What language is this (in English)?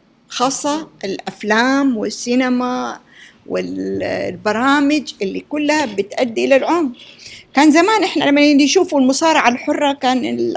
Arabic